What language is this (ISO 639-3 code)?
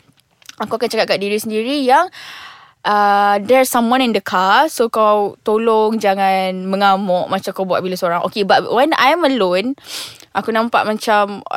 msa